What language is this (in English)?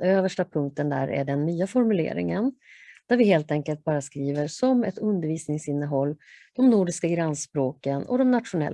Swedish